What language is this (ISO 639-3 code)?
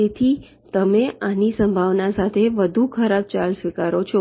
guj